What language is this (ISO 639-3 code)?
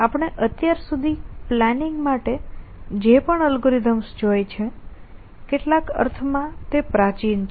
guj